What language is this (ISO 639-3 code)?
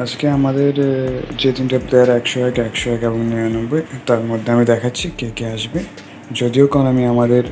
ben